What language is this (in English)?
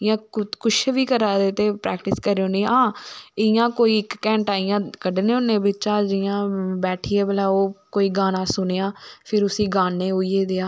Dogri